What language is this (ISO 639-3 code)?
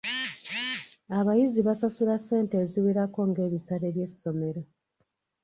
lug